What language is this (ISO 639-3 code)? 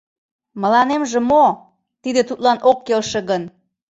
chm